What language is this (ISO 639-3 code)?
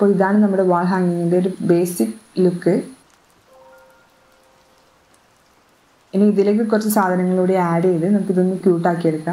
tur